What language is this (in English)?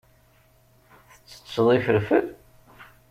Kabyle